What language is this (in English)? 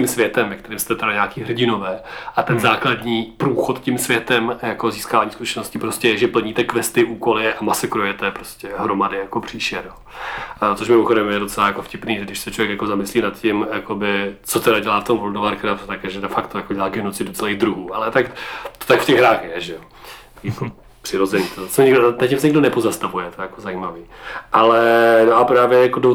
Czech